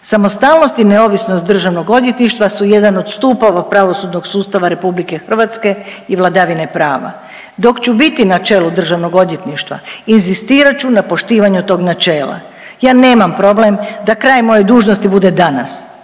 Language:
Croatian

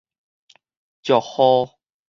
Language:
Min Nan Chinese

